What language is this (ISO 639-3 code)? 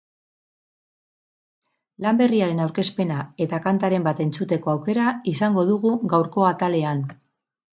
eus